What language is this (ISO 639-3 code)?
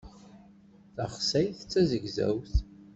kab